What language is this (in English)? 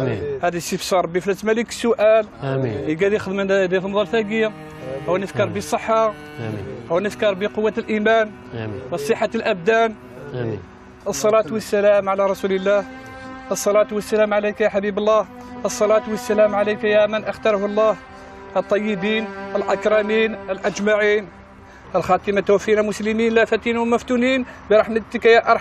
Arabic